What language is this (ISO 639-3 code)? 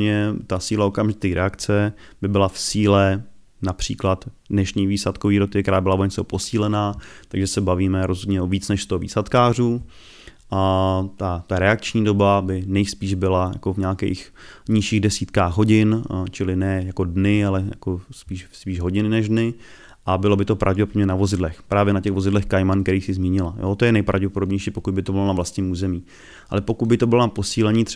ces